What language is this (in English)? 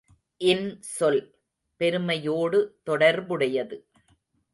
Tamil